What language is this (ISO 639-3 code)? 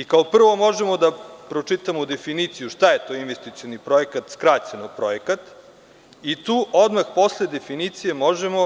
srp